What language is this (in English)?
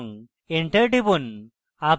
Bangla